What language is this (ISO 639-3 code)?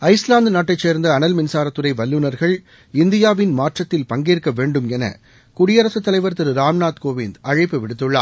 tam